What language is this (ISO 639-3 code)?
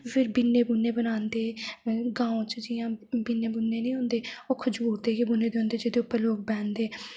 doi